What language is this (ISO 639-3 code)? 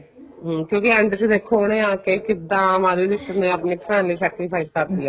pan